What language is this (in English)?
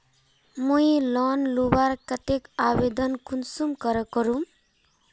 Magahi